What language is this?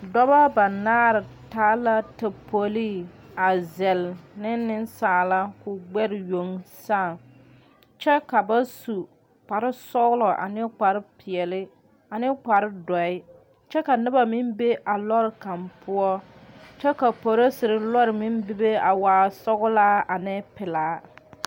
Southern Dagaare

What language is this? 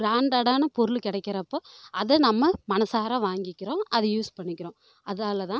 Tamil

